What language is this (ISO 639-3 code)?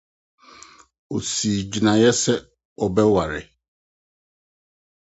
aka